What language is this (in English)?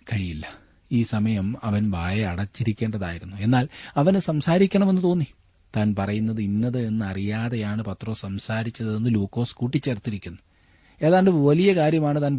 Malayalam